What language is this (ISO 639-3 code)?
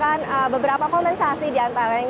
ind